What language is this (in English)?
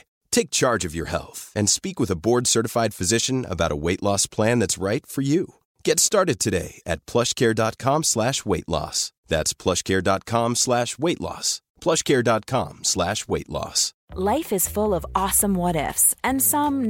Swedish